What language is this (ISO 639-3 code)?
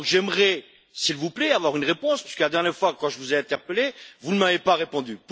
fra